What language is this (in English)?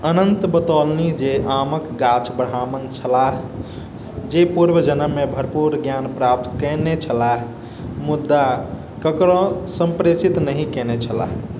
Maithili